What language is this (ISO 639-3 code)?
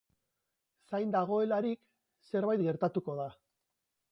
eus